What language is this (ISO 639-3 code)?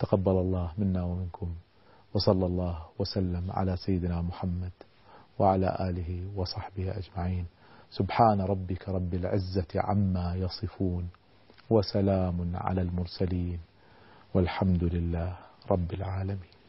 ara